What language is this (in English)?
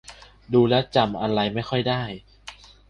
Thai